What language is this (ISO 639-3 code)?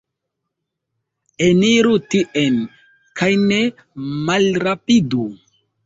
epo